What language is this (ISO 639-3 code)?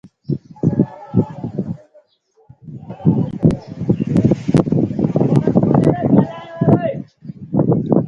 sbn